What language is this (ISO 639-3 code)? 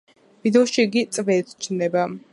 kat